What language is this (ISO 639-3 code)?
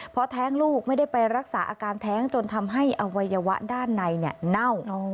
tha